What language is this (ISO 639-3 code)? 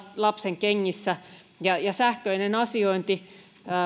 fin